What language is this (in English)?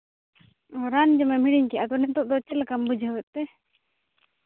Santali